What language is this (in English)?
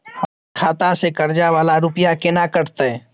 Maithili